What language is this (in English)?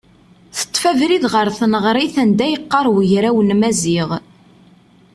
Kabyle